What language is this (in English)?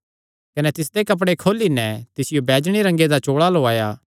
Kangri